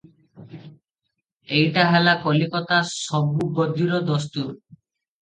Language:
Odia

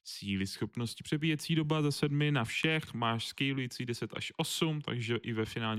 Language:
Czech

